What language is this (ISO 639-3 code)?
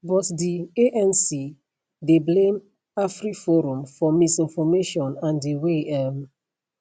pcm